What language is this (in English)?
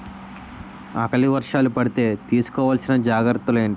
Telugu